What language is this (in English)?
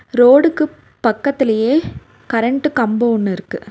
Tamil